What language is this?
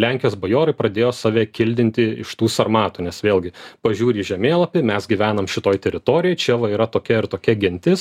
Lithuanian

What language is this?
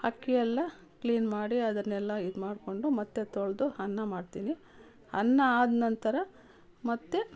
Kannada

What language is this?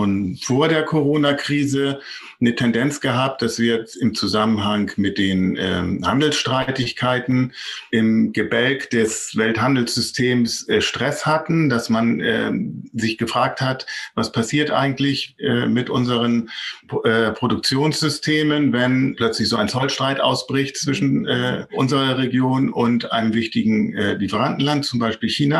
German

